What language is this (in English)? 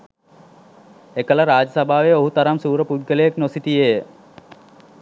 Sinhala